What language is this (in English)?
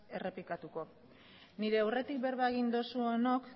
Basque